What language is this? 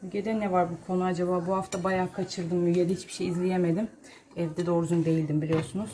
Turkish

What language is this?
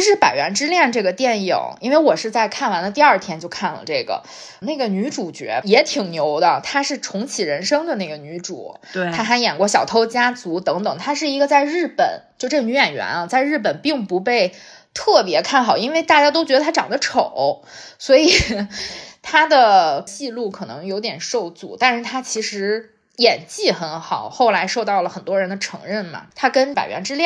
Chinese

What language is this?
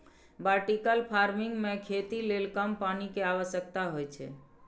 Maithili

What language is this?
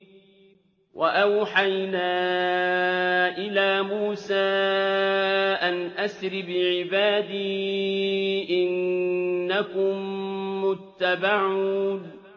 Arabic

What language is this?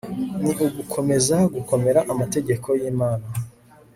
Kinyarwanda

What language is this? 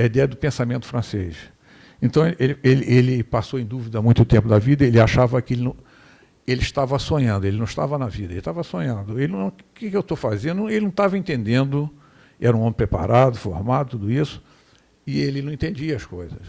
Portuguese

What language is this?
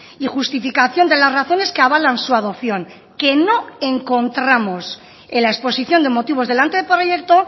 Spanish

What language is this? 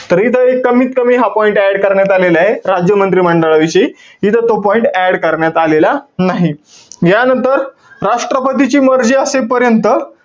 Marathi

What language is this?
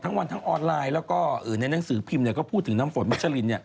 Thai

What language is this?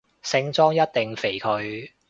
Cantonese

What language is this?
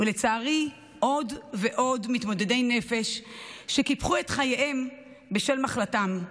Hebrew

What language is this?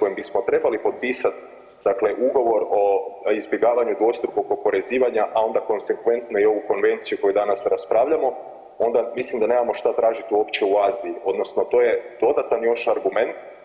Croatian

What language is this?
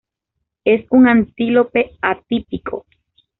Spanish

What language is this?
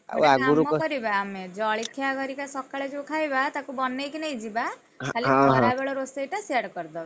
Odia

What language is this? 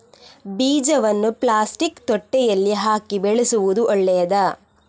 Kannada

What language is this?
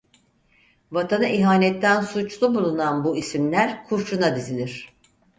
Turkish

